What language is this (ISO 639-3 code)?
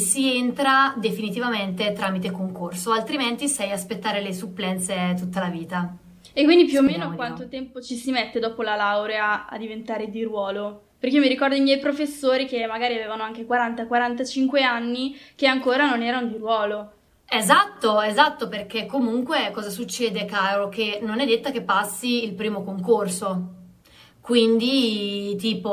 ita